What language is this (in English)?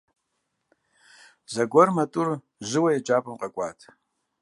Kabardian